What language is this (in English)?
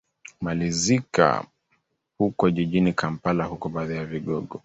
Swahili